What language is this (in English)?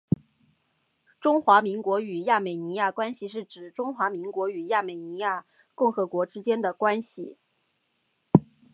Chinese